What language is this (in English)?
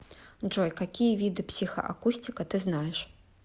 Russian